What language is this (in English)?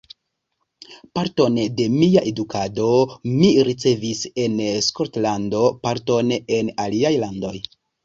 Esperanto